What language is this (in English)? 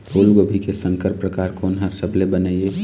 Chhattisgarhi